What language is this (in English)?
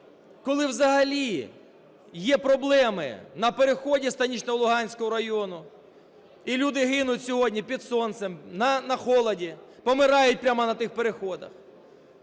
Ukrainian